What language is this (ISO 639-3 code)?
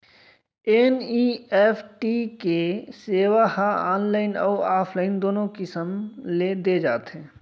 hne